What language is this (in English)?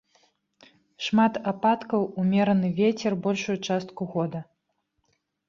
Belarusian